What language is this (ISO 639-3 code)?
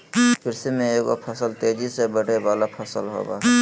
mag